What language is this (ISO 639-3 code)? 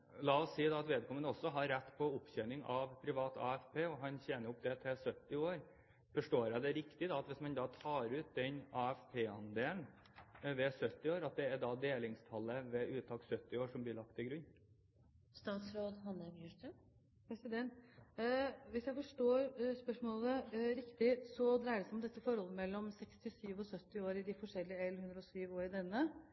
nor